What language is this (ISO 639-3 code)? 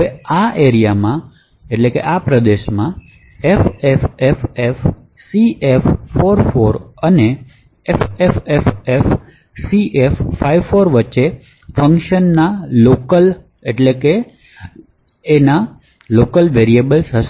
guj